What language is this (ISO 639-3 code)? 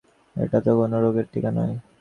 ben